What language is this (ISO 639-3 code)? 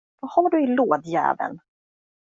swe